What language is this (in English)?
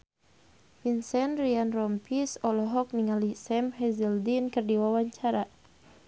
Sundanese